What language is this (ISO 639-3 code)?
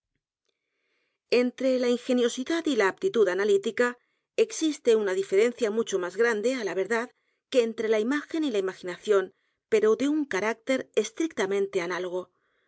spa